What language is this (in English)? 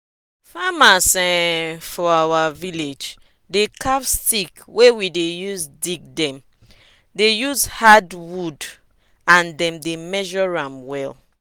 Nigerian Pidgin